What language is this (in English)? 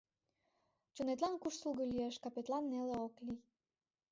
Mari